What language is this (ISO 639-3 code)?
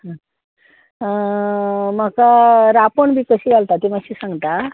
kok